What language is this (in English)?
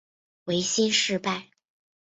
Chinese